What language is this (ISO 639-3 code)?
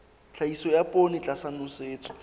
sot